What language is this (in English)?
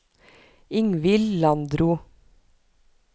Norwegian